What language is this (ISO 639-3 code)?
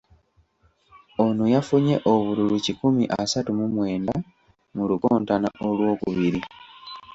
lug